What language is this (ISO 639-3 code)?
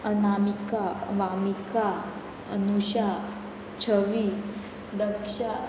kok